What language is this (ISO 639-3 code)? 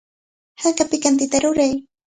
qvl